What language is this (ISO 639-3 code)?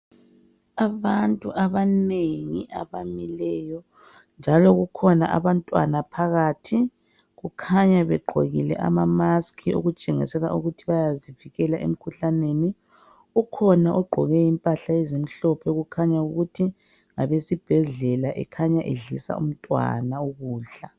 nde